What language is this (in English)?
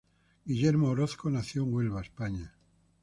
Spanish